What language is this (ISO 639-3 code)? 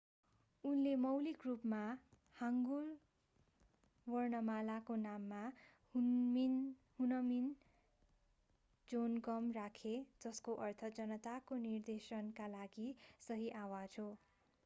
nep